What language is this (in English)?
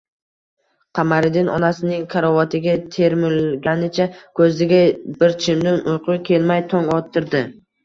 Uzbek